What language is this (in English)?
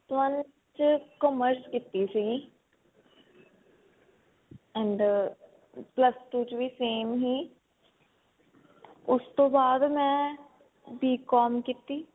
Punjabi